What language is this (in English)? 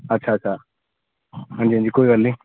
Dogri